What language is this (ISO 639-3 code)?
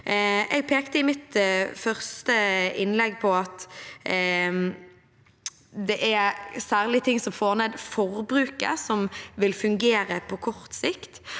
nor